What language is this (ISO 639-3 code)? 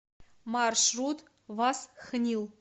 rus